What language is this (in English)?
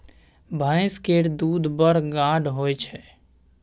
Maithili